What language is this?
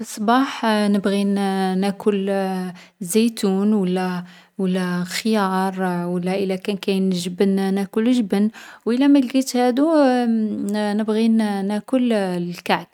Algerian Arabic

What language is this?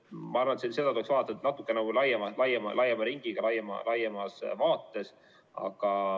Estonian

